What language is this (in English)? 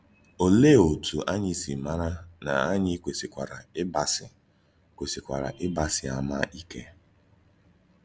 Igbo